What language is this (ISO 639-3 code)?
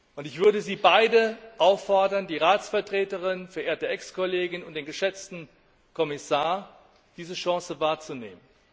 deu